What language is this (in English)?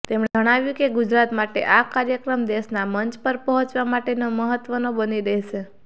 Gujarati